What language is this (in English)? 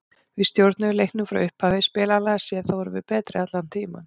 Icelandic